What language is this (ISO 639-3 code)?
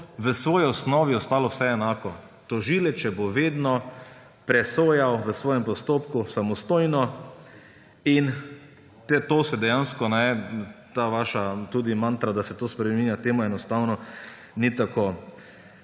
slv